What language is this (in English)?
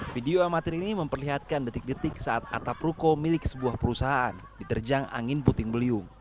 Indonesian